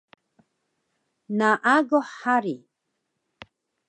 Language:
Taroko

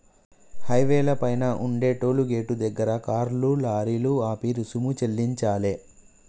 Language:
Telugu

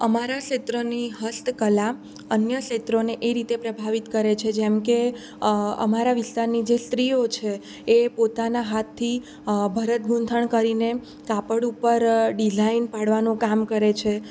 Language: Gujarati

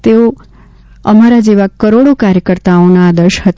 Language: Gujarati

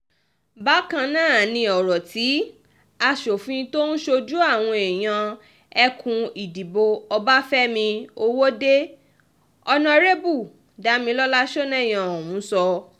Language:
Yoruba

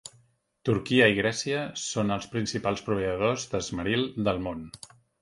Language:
Catalan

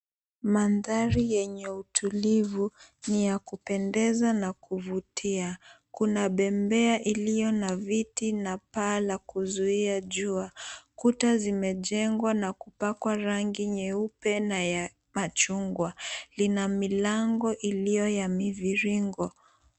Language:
Swahili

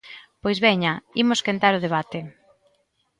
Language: Galician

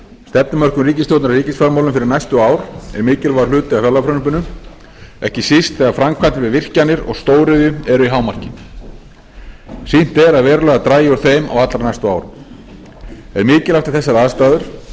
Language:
Icelandic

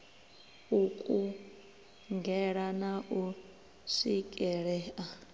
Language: Venda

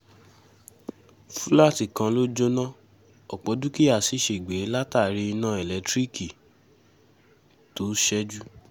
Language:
Yoruba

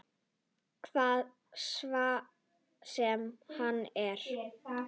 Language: Icelandic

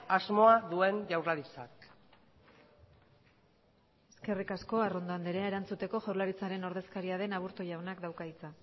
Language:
Basque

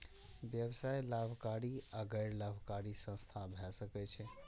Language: Maithili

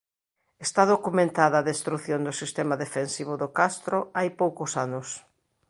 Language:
Galician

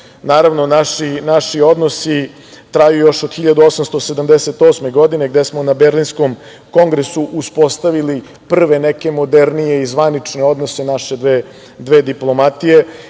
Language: Serbian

